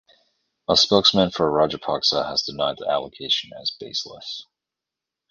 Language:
English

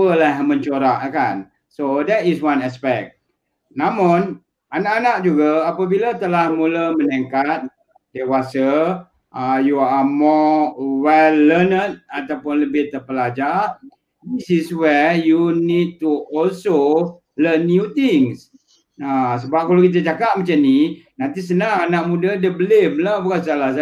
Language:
Malay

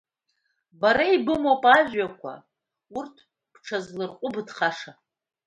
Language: Abkhazian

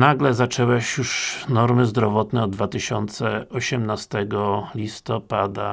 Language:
Polish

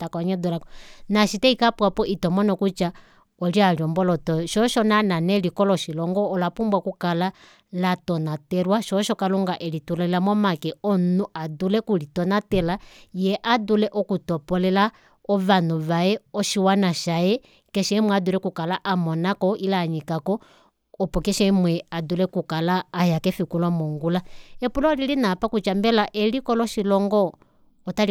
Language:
Kuanyama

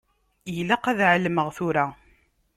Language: Kabyle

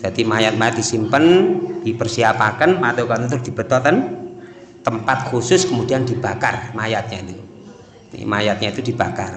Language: Indonesian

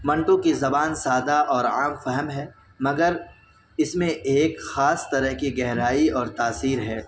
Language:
Urdu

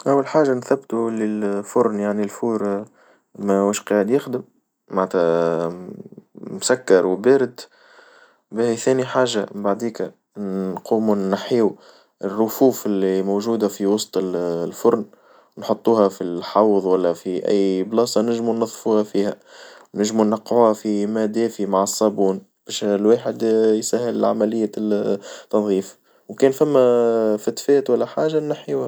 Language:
Tunisian Arabic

